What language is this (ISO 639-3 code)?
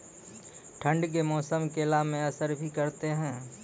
mai